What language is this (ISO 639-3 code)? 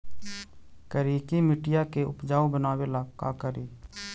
mag